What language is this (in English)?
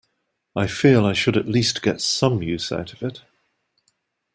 English